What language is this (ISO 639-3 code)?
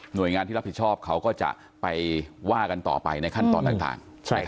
tha